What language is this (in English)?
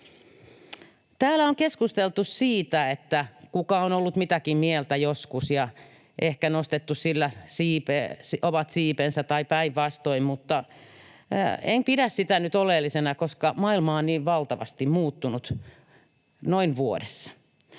Finnish